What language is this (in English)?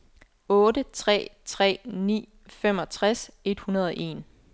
Danish